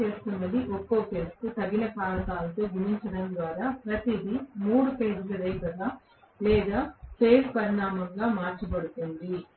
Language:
Telugu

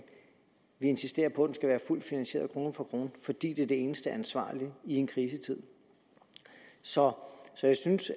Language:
Danish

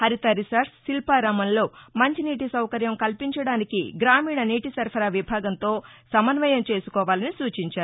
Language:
Telugu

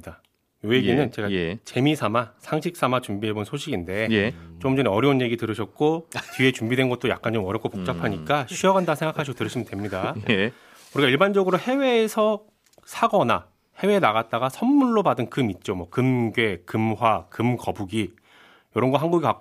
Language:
Korean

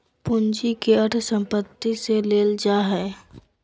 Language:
Magahi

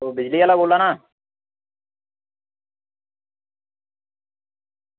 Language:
Dogri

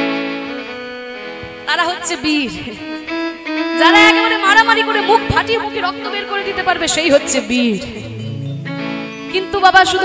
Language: Hindi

